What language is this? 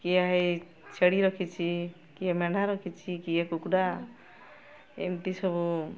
Odia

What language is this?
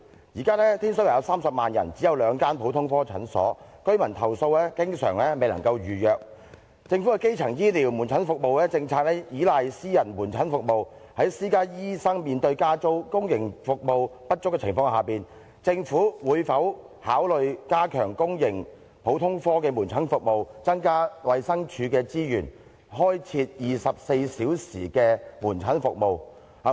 Cantonese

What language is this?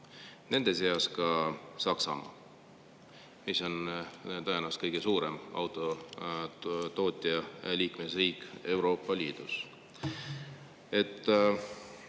Estonian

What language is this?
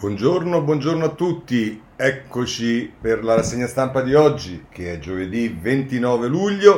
Italian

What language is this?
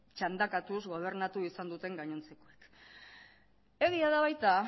Basque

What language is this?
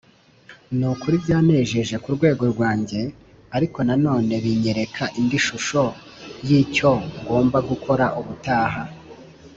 Kinyarwanda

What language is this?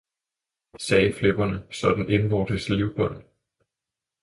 Danish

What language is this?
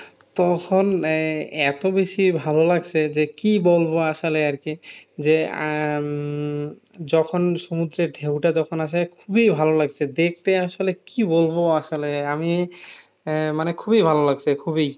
Bangla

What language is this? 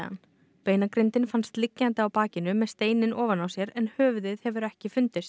Icelandic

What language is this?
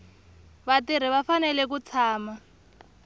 Tsonga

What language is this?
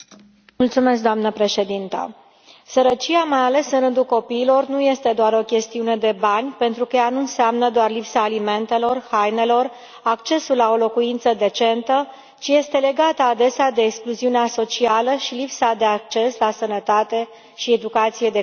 Romanian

